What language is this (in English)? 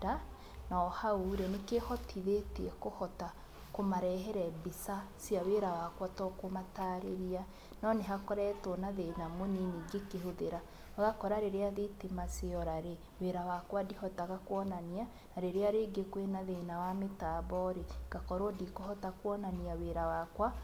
Kikuyu